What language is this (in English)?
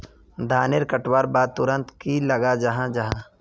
Magahi